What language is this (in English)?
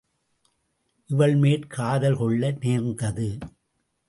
Tamil